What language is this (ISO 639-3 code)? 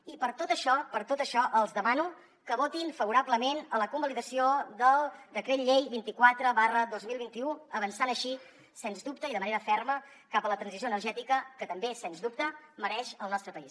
cat